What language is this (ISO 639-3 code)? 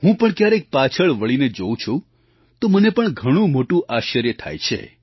guj